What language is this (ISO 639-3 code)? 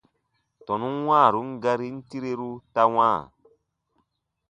bba